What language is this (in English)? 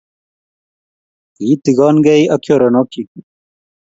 Kalenjin